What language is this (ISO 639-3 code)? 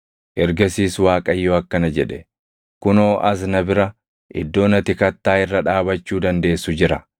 orm